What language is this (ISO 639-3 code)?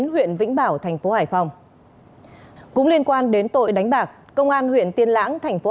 vie